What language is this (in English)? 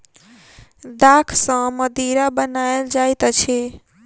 Maithili